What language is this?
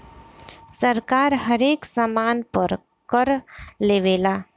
Bhojpuri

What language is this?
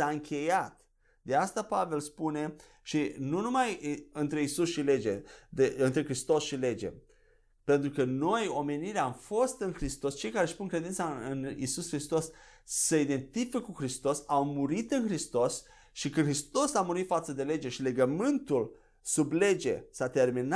Romanian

